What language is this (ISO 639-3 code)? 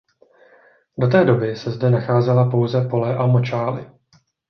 ces